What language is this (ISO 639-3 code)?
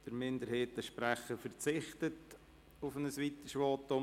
gsw